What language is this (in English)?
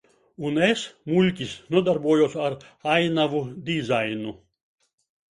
Latvian